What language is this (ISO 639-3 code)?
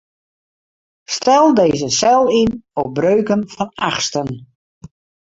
fry